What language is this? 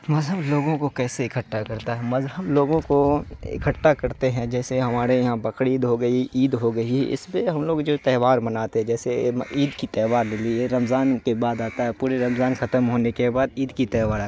Urdu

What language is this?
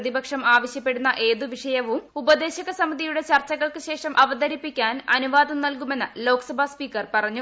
Malayalam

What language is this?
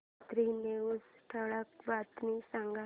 Marathi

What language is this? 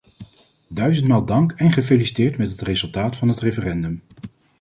Dutch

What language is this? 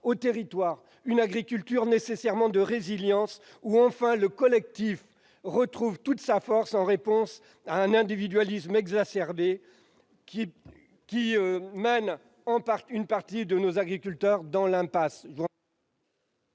French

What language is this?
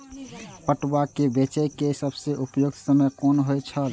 Maithili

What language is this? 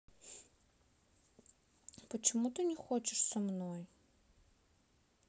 Russian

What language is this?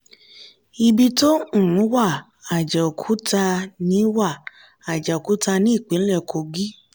Yoruba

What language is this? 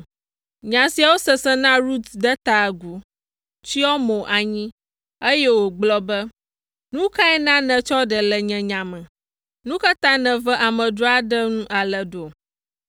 Ewe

